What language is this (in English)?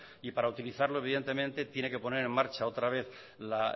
Spanish